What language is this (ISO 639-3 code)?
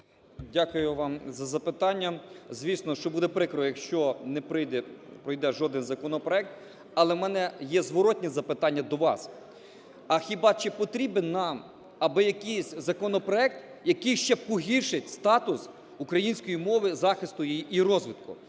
ukr